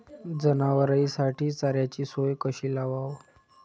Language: Marathi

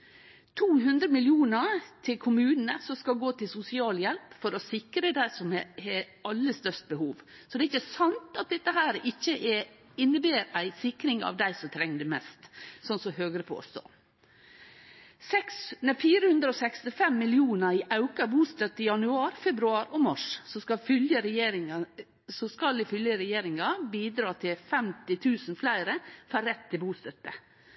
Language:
Norwegian Nynorsk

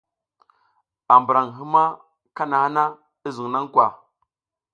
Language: South Giziga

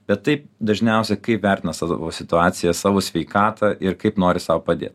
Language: Lithuanian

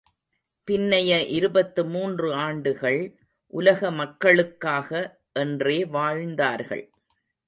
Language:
Tamil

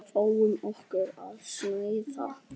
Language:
Icelandic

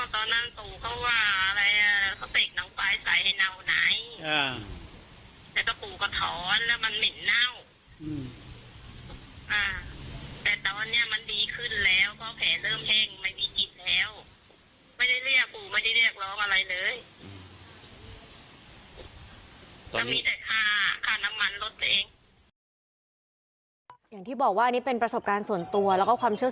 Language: Thai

